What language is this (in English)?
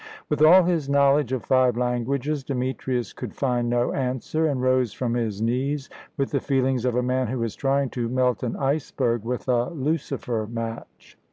English